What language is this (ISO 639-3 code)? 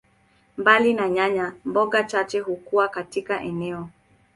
swa